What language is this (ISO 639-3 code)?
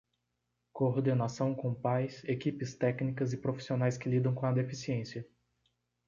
por